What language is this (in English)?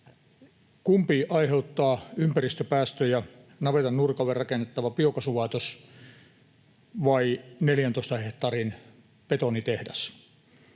Finnish